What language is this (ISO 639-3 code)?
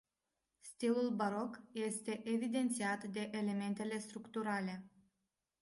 ron